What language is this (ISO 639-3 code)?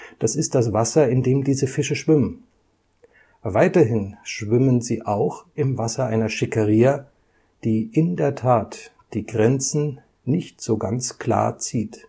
deu